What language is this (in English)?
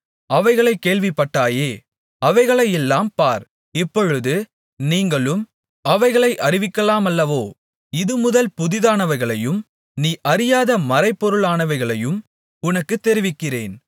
Tamil